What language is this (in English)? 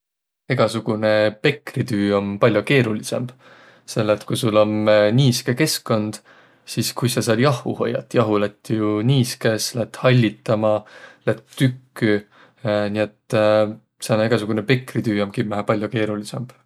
Võro